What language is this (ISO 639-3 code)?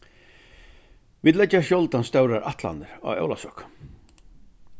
fao